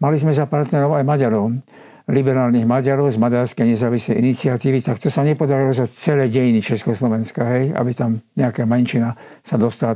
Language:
Slovak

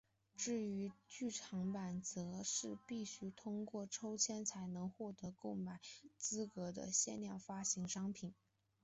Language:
Chinese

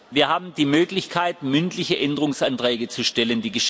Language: German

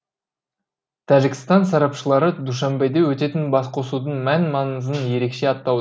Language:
Kazakh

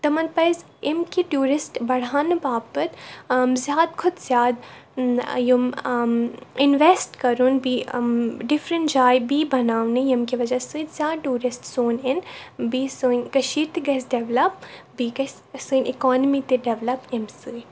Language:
Kashmiri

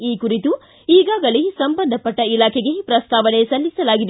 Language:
Kannada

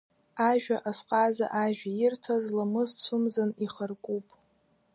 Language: Abkhazian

